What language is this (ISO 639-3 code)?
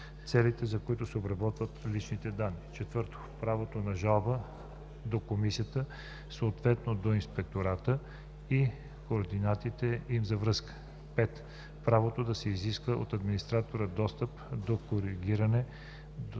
bul